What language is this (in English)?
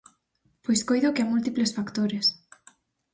Galician